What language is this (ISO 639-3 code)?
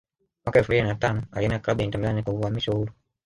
swa